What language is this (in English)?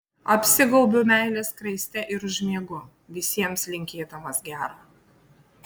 Lithuanian